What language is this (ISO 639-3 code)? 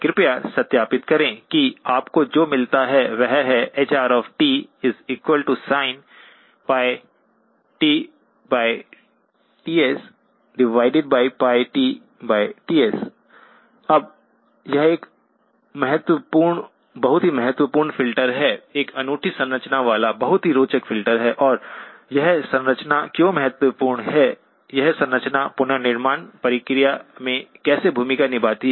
hin